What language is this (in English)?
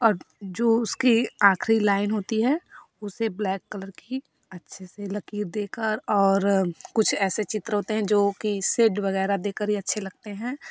Hindi